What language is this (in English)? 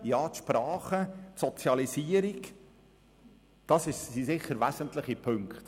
Swiss German